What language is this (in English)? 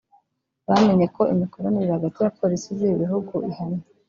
Kinyarwanda